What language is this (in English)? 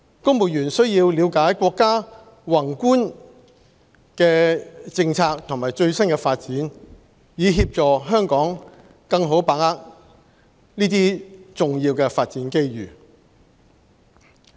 Cantonese